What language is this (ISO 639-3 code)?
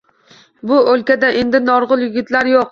uzb